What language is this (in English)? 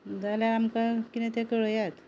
Konkani